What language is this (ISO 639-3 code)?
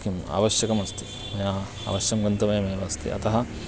san